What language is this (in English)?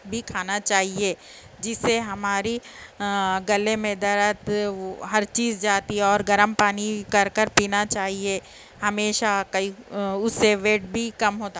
Urdu